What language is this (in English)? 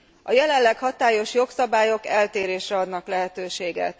Hungarian